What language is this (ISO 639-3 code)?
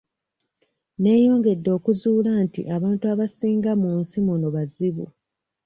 lug